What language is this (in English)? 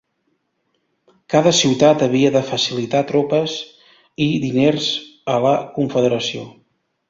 Catalan